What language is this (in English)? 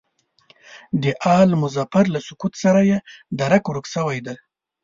Pashto